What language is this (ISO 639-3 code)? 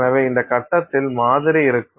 tam